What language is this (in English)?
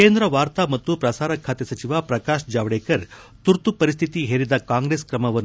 Kannada